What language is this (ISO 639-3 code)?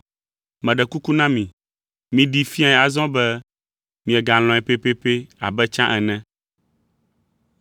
ewe